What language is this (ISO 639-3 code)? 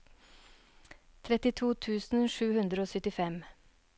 nor